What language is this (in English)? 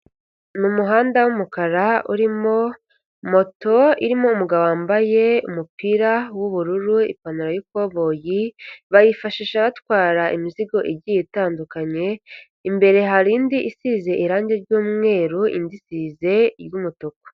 Kinyarwanda